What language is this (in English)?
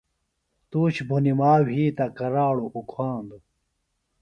Phalura